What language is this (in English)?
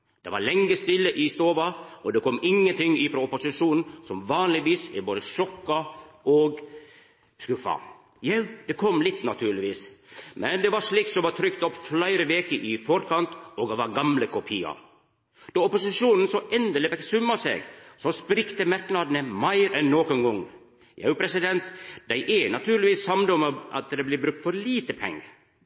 Norwegian Nynorsk